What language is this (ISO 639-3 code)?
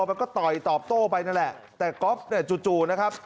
tha